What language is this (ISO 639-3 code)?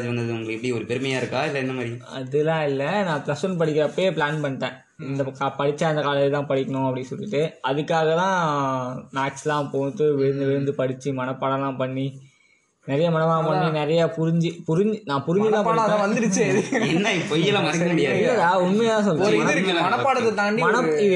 tam